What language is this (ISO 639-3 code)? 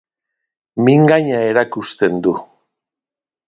eus